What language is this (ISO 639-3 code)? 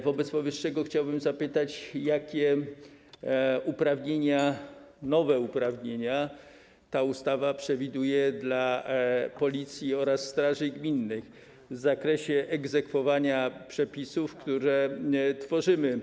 pol